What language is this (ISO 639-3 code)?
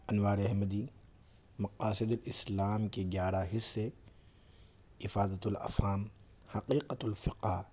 urd